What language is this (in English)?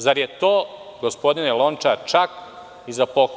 Serbian